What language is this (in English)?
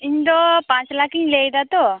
Santali